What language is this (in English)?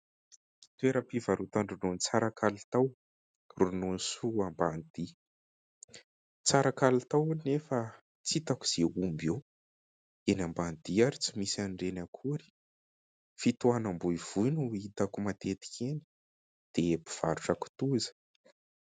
Malagasy